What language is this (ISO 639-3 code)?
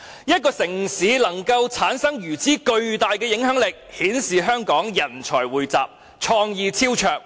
yue